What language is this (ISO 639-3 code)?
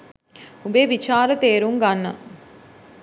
sin